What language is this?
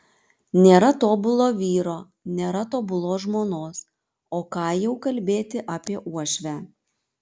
Lithuanian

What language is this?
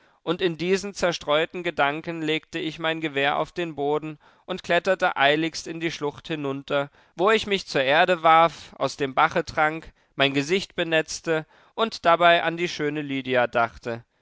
German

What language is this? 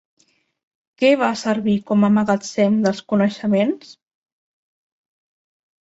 Catalan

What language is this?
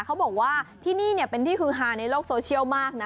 Thai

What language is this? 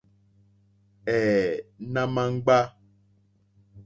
Mokpwe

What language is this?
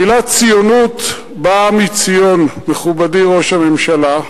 Hebrew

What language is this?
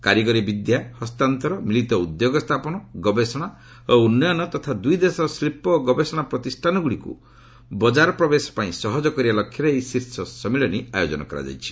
Odia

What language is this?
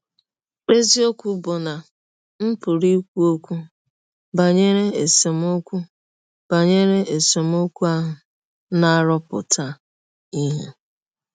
Igbo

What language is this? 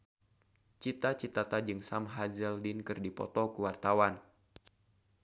Sundanese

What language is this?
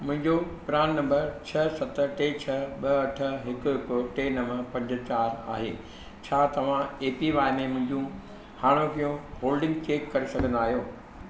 Sindhi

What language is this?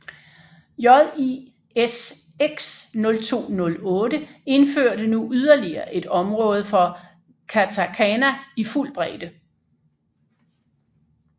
Danish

